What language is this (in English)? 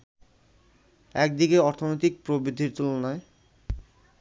Bangla